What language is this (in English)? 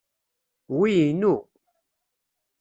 Kabyle